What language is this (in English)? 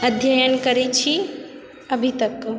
Maithili